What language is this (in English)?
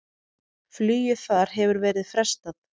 Icelandic